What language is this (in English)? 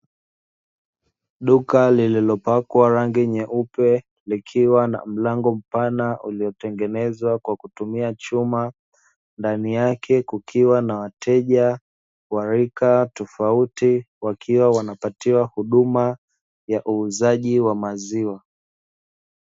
Swahili